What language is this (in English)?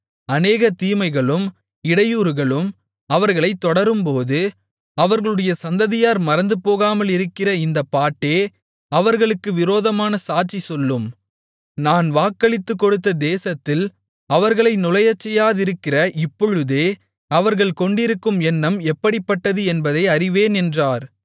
Tamil